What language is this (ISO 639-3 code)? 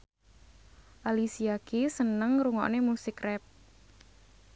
jav